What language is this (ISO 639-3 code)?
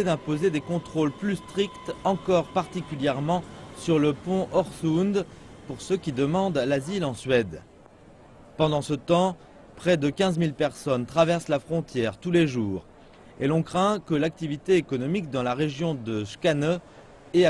fra